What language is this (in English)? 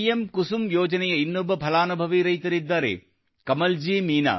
Kannada